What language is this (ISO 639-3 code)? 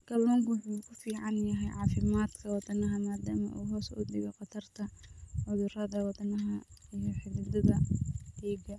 som